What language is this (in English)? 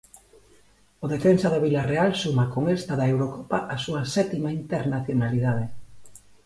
Galician